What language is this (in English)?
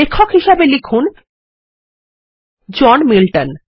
Bangla